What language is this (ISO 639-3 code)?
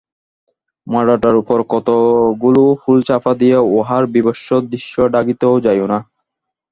ben